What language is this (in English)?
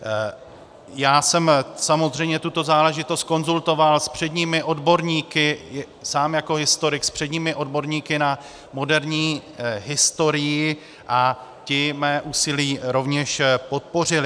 Czech